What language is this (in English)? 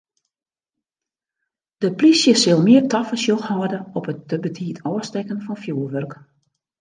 Western Frisian